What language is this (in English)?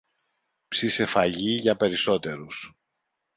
Greek